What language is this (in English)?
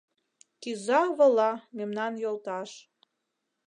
Mari